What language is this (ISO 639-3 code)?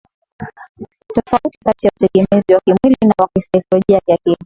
swa